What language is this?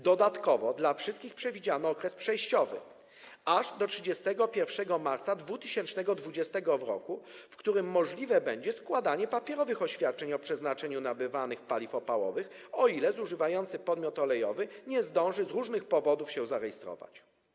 Polish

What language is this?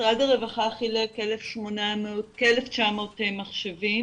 Hebrew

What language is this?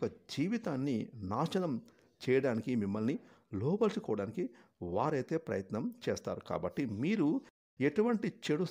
Telugu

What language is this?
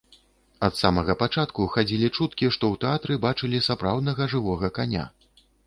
Belarusian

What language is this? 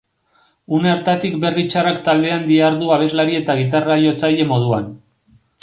Basque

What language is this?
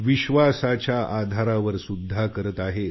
Marathi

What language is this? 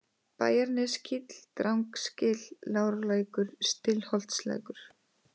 Icelandic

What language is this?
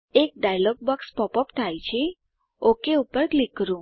Gujarati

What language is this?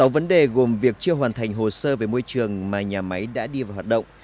Vietnamese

